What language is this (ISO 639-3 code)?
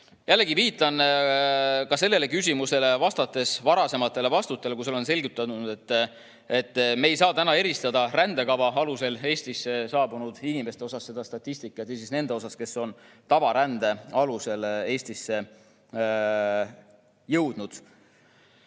est